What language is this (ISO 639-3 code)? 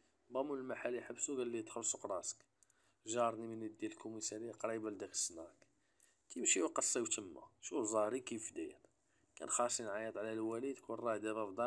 ara